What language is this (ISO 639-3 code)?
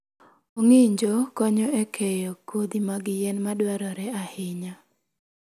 luo